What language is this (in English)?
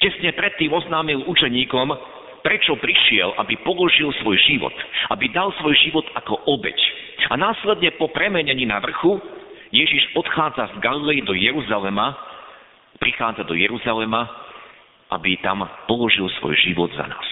Slovak